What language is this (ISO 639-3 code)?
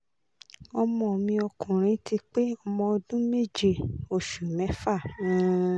yor